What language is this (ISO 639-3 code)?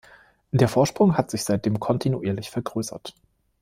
deu